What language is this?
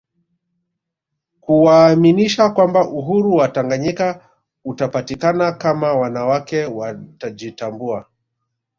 Swahili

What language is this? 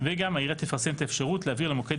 Hebrew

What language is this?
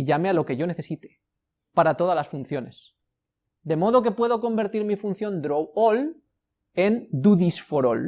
Spanish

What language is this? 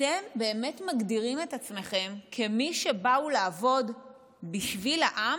Hebrew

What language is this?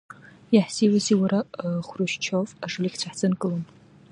Abkhazian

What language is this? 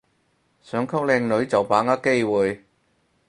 Cantonese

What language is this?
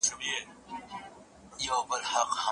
Pashto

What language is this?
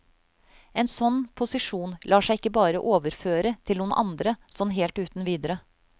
Norwegian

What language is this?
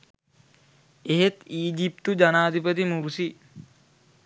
Sinhala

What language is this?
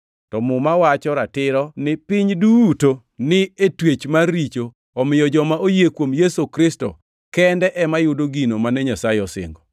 Luo (Kenya and Tanzania)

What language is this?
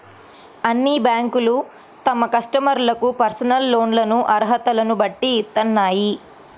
Telugu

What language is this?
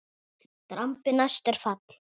Icelandic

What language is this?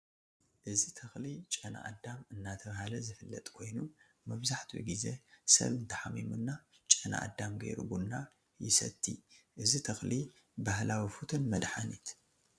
Tigrinya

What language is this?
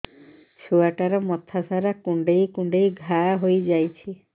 Odia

